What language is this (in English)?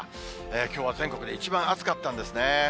Japanese